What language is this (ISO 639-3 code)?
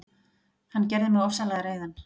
isl